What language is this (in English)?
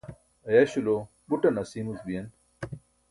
Burushaski